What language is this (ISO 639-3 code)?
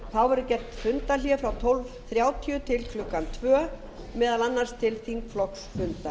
isl